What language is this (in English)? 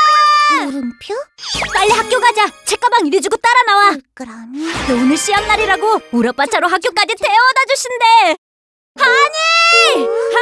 Korean